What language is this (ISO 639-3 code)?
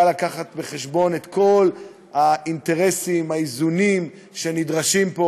heb